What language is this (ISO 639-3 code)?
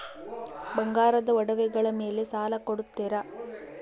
kan